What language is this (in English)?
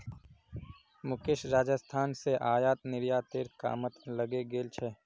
Magahi